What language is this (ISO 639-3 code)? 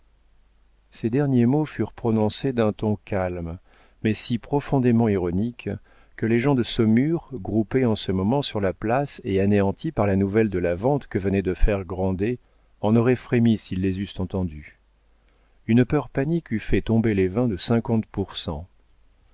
fra